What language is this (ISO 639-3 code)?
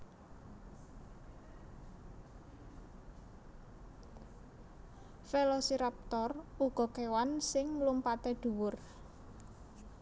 jav